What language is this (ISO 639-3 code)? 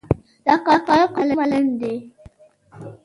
pus